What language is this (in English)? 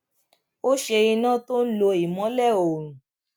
Yoruba